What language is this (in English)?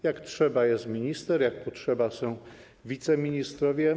Polish